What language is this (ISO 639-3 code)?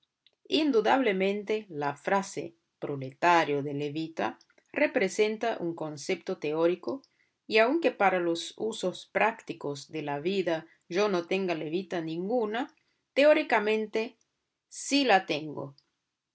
spa